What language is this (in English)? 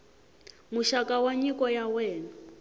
Tsonga